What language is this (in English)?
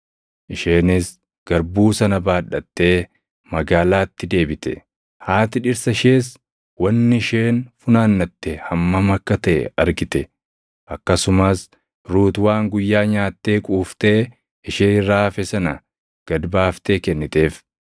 Oromo